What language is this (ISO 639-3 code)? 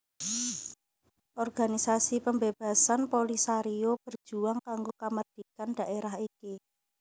jav